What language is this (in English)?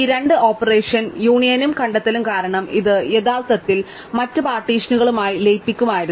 Malayalam